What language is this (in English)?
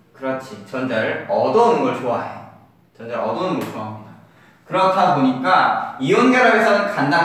Korean